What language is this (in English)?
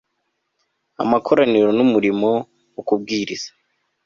Kinyarwanda